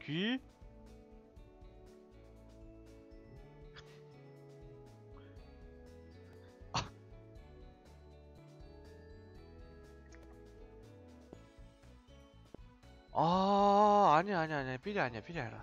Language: Korean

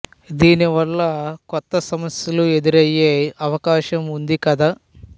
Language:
Telugu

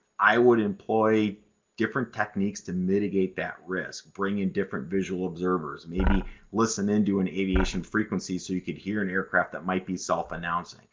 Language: English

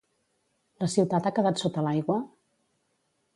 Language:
Catalan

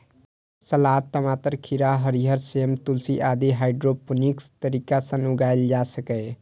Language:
Maithili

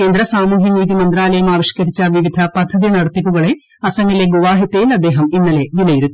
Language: Malayalam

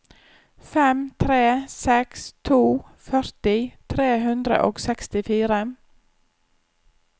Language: Norwegian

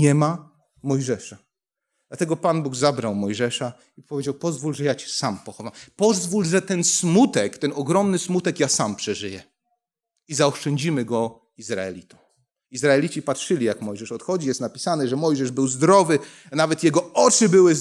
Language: Polish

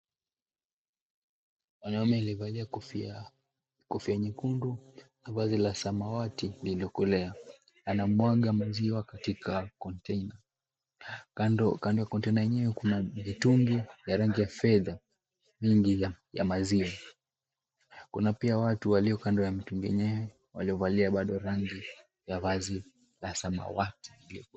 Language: Swahili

